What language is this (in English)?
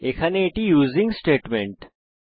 Bangla